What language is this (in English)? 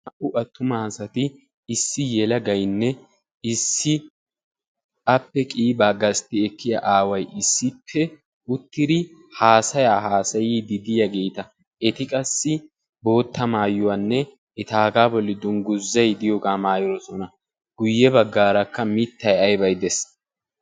Wolaytta